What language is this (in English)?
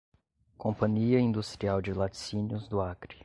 Portuguese